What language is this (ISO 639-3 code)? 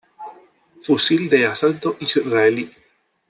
spa